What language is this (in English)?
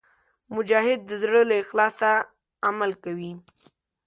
Pashto